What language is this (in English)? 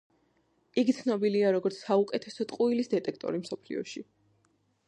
Georgian